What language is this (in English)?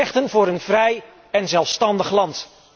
Dutch